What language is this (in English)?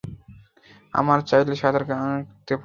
Bangla